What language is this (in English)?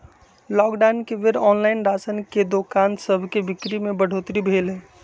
Magahi